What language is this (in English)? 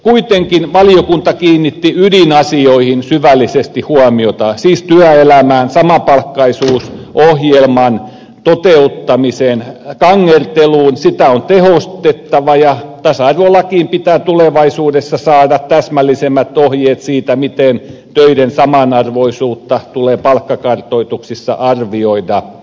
Finnish